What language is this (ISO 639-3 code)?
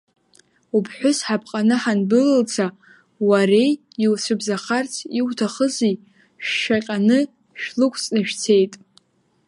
abk